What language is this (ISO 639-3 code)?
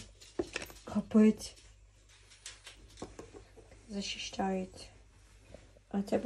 ukr